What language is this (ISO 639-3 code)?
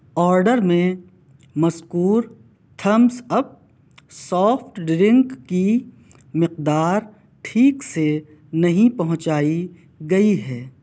urd